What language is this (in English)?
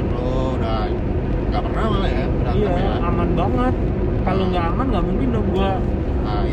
Indonesian